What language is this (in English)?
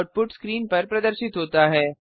Hindi